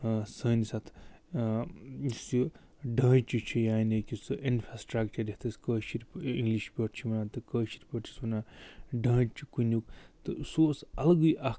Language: Kashmiri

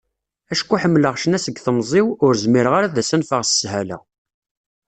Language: Kabyle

